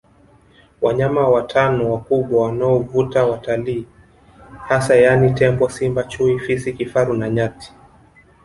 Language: Swahili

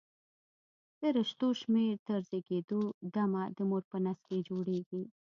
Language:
Pashto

